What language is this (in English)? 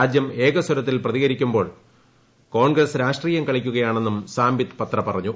Malayalam